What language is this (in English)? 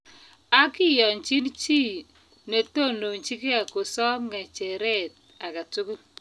Kalenjin